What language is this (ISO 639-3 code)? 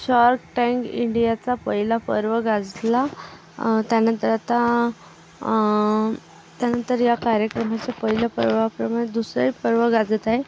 mar